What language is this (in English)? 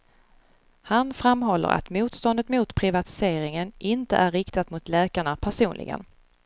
Swedish